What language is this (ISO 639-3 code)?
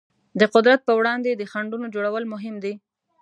pus